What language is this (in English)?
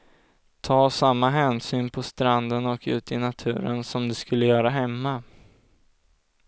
Swedish